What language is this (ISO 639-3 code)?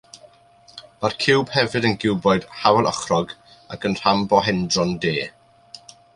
cym